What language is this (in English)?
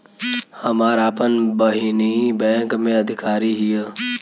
Bhojpuri